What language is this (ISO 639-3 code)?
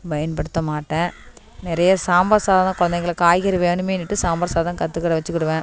tam